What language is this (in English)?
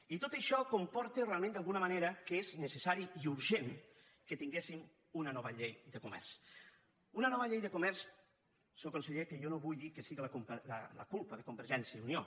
Catalan